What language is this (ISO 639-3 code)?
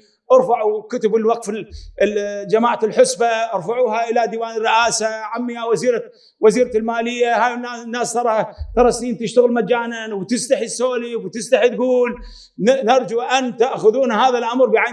ara